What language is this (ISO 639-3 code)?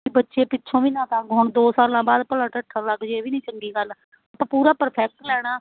pan